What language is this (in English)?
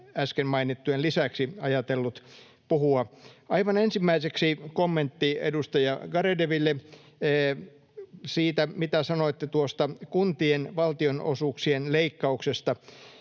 Finnish